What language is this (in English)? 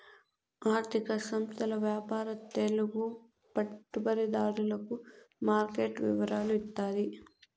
Telugu